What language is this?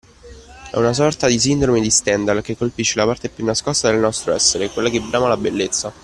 Italian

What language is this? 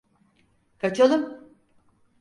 Turkish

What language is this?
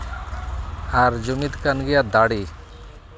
Santali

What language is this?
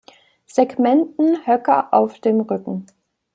German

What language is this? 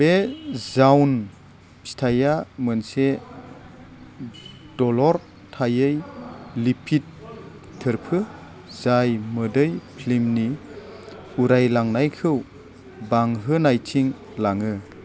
Bodo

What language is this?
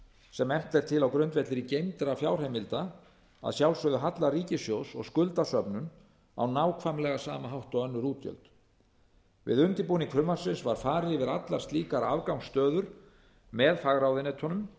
Icelandic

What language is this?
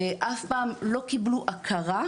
Hebrew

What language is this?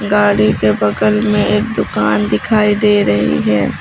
Hindi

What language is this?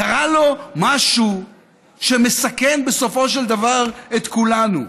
Hebrew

